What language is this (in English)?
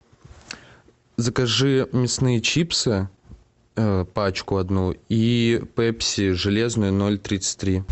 Russian